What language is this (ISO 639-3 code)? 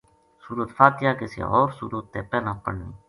gju